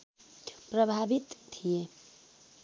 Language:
Nepali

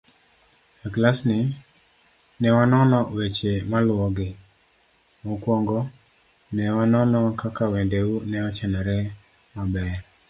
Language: Luo (Kenya and Tanzania)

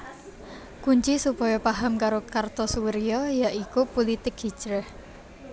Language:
Javanese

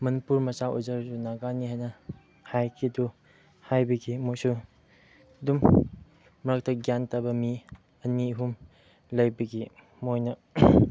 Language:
Manipuri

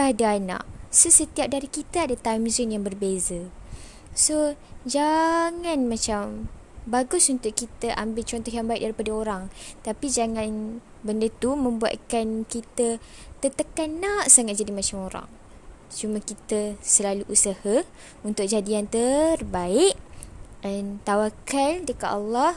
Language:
Malay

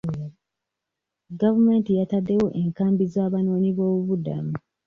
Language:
Ganda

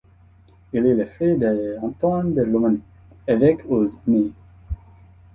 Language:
French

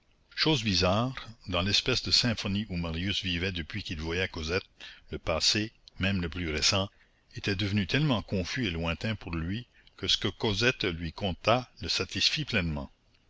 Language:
French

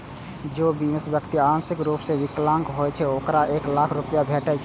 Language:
Maithili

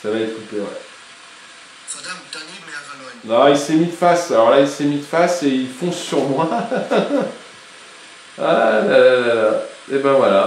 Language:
French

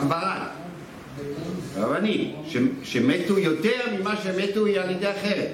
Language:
Hebrew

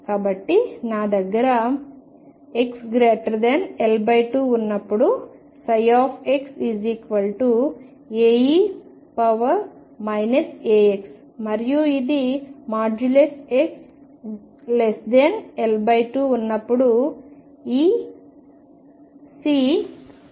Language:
Telugu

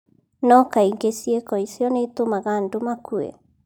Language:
Kikuyu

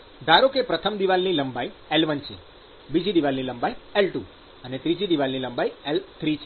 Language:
Gujarati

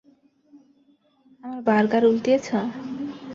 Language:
Bangla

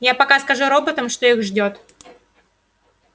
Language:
Russian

